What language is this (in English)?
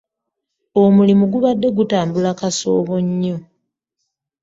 Ganda